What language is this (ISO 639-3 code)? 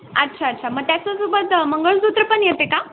mar